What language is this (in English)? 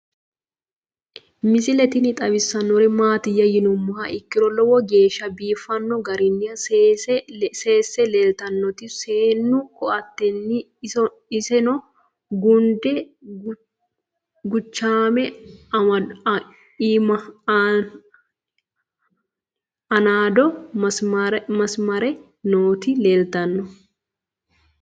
Sidamo